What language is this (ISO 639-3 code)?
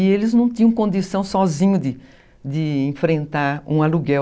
por